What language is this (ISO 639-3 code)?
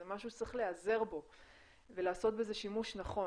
heb